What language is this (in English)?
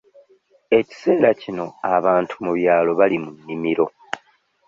Ganda